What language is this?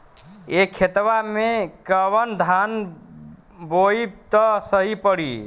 Bhojpuri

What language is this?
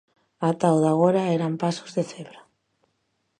Galician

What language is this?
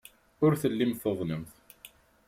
Kabyle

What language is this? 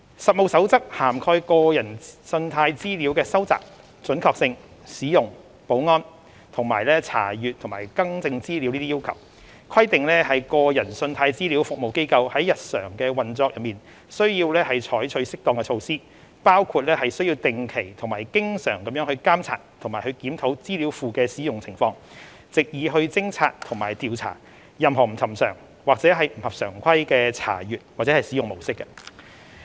Cantonese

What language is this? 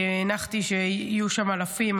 Hebrew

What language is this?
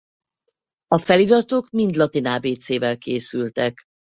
Hungarian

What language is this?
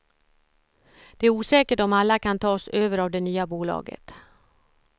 Swedish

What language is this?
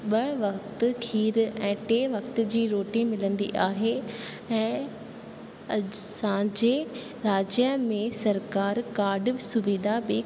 Sindhi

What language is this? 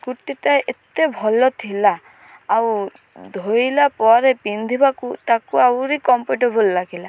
Odia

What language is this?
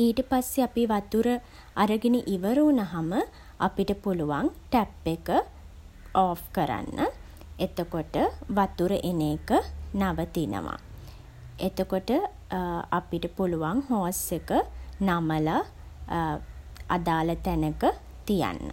Sinhala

